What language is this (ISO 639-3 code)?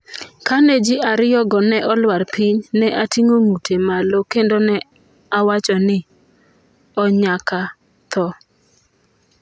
luo